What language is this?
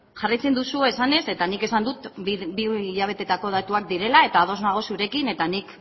Basque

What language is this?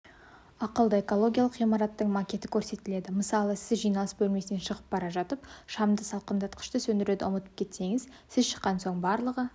Kazakh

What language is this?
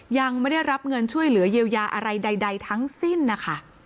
Thai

